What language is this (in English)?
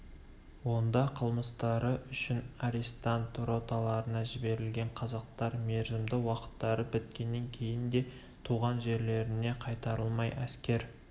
Kazakh